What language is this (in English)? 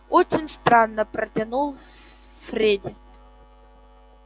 Russian